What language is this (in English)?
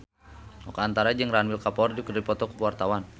Sundanese